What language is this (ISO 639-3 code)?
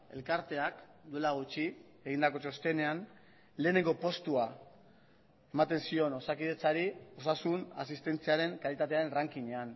eus